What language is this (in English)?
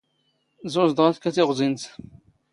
Standard Moroccan Tamazight